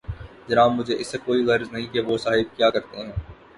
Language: Urdu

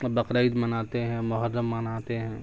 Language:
Urdu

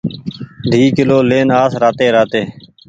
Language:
Goaria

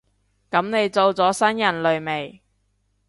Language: Cantonese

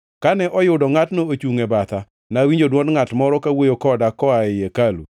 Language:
Luo (Kenya and Tanzania)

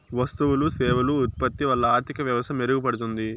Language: Telugu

